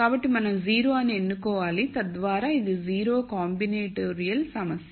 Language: Telugu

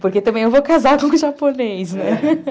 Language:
Portuguese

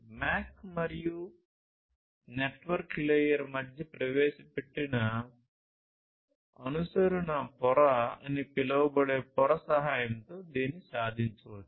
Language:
Telugu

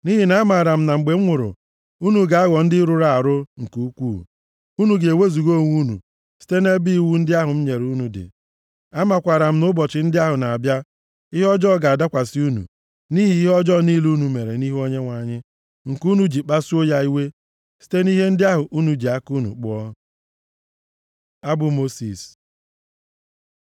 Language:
Igbo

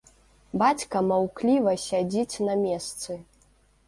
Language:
Belarusian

